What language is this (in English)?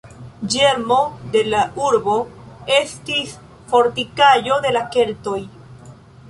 Esperanto